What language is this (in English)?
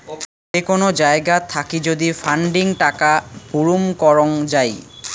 Bangla